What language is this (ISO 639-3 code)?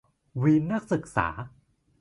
tha